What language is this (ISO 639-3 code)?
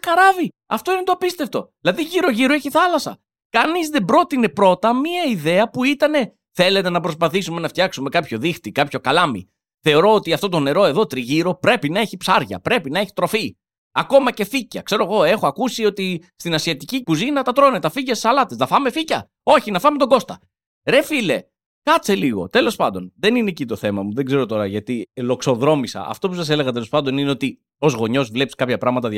ell